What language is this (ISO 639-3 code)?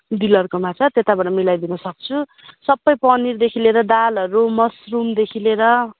nep